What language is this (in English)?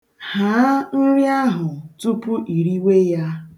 Igbo